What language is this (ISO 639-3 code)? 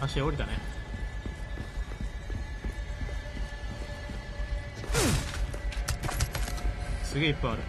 jpn